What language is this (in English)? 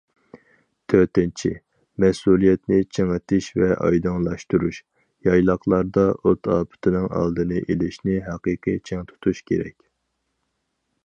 Uyghur